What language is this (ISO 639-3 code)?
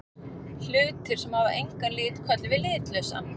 isl